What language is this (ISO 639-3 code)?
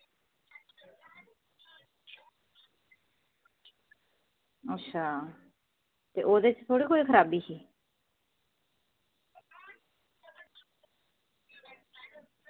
doi